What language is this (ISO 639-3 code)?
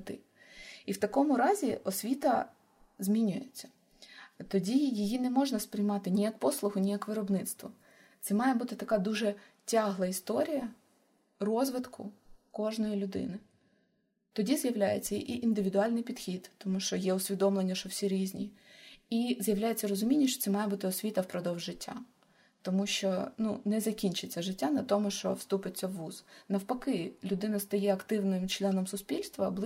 ukr